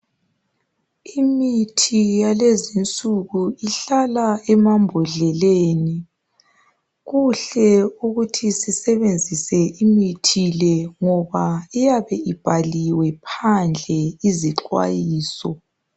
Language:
North Ndebele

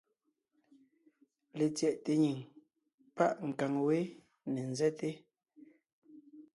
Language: Ngiemboon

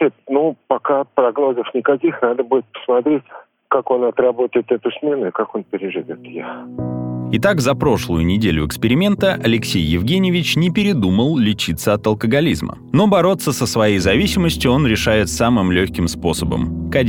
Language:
Russian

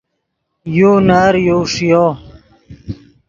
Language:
Yidgha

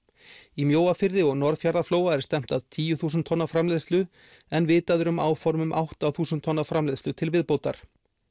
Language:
Icelandic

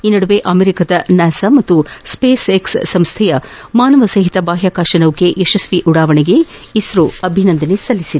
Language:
Kannada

